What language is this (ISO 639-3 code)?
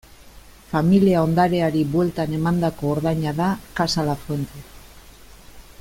eus